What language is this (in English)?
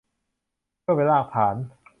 Thai